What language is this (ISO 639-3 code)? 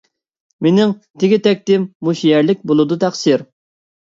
uig